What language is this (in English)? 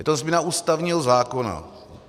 Czech